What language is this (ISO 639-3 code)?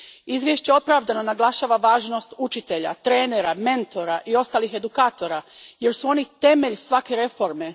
hrv